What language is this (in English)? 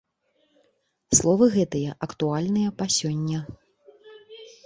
Belarusian